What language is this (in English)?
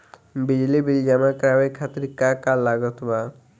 Bhojpuri